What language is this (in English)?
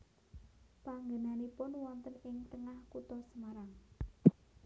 Javanese